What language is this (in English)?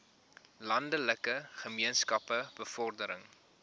Afrikaans